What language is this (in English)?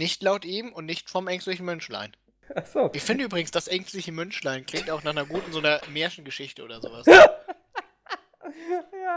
German